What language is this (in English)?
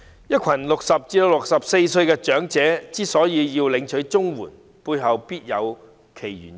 Cantonese